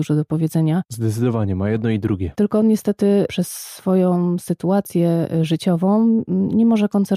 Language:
Polish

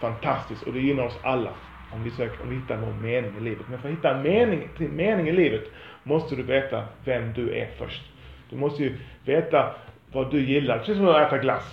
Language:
Swedish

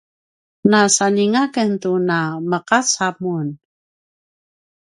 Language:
Paiwan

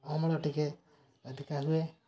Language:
Odia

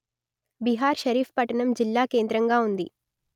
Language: Telugu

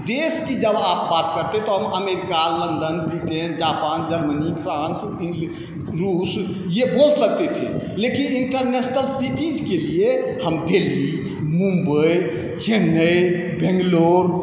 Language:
Maithili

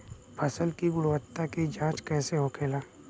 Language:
Bhojpuri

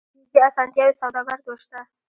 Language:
Pashto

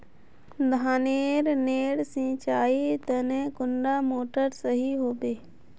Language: Magahi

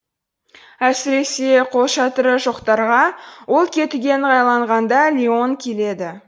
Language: Kazakh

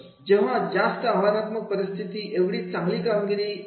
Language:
Marathi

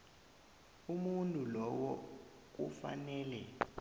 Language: South Ndebele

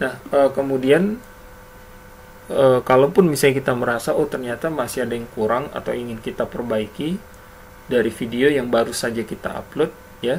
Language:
Indonesian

